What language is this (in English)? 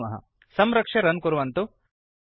Sanskrit